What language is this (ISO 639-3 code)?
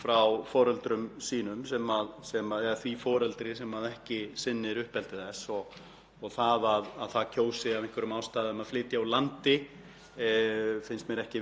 isl